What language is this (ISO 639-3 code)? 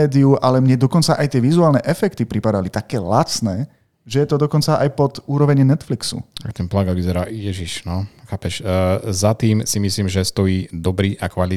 slk